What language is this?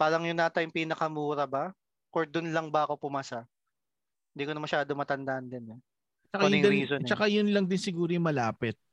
Filipino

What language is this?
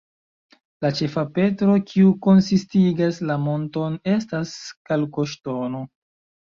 Esperanto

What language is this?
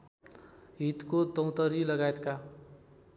Nepali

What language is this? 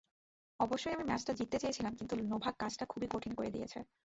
Bangla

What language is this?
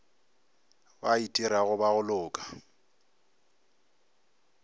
Northern Sotho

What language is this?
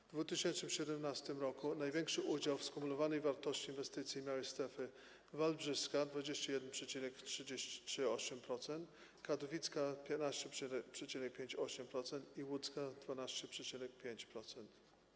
Polish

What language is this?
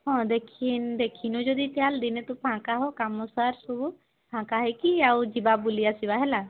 Odia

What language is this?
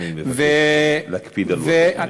Hebrew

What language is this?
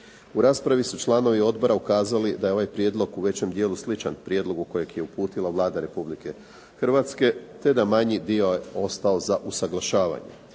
Croatian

